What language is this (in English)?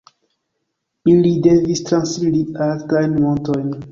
Esperanto